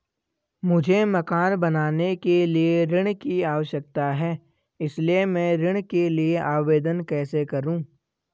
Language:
Hindi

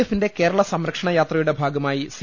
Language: Malayalam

